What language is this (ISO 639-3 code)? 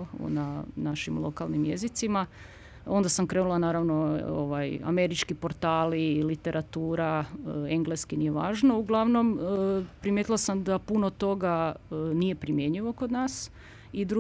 hrv